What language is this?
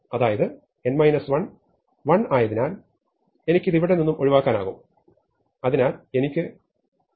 Malayalam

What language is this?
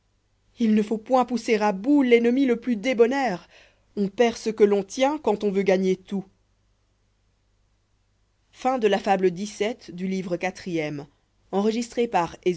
French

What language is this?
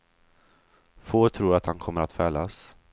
Swedish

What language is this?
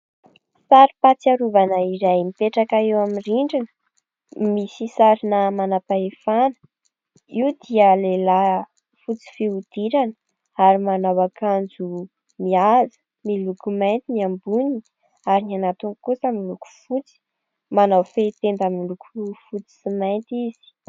Malagasy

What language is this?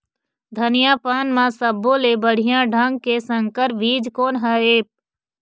Chhattisgarhi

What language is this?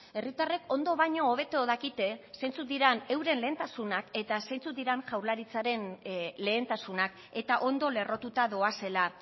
Basque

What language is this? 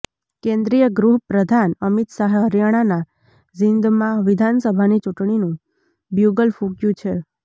Gujarati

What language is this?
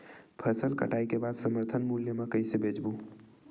Chhattisgarhi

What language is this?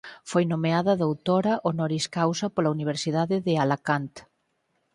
Galician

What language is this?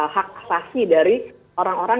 Indonesian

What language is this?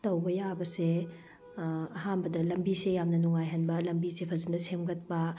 Manipuri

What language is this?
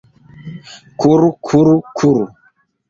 Esperanto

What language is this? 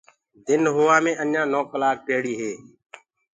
Gurgula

